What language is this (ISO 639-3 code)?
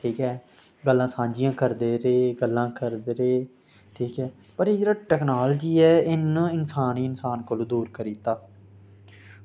doi